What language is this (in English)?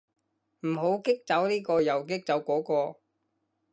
Cantonese